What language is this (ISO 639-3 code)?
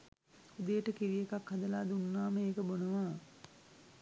sin